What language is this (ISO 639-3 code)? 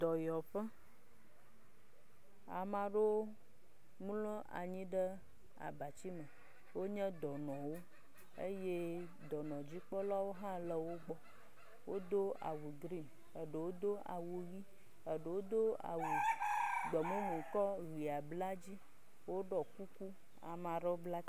ewe